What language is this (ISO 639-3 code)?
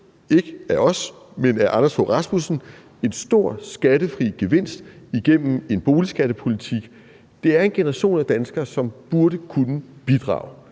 dan